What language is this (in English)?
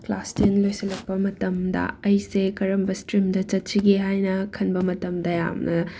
Manipuri